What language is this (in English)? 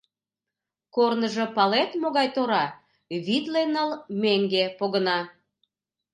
Mari